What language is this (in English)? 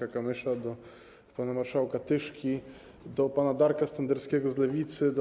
Polish